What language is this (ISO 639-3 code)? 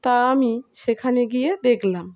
ben